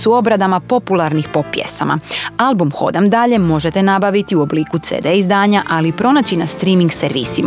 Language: Croatian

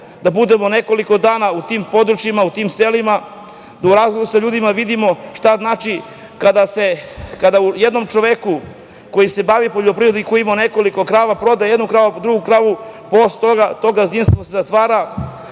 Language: Serbian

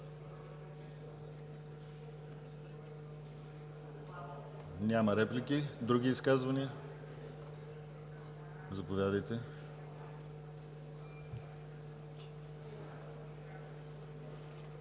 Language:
Bulgarian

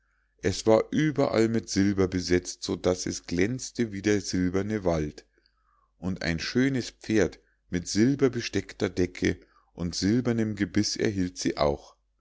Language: German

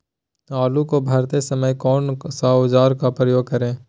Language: Magahi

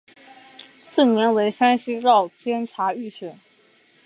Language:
Chinese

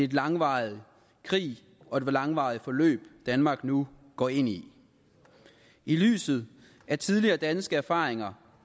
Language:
Danish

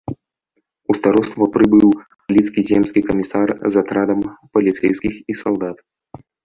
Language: Belarusian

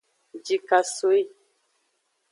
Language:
Aja (Benin)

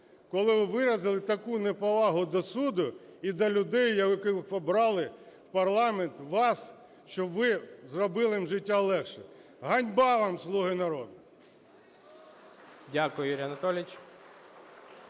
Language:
Ukrainian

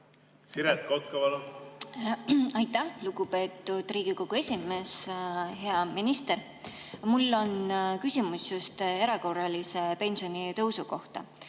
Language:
Estonian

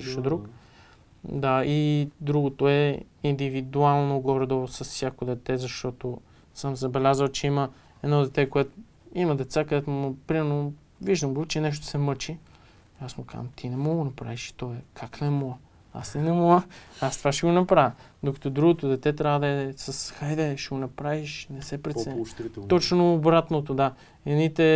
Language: Bulgarian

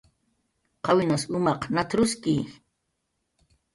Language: Jaqaru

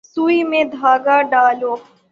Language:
Urdu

